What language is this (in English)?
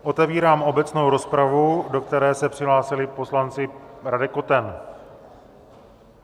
Czech